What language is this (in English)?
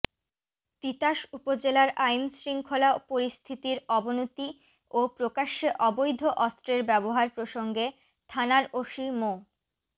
Bangla